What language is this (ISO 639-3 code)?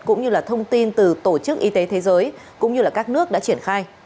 vie